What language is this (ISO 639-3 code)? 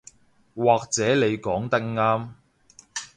yue